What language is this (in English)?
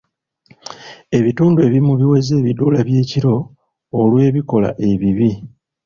Ganda